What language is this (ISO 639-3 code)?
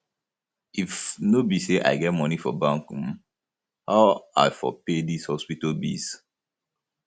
pcm